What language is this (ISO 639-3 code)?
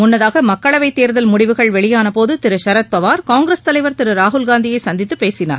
tam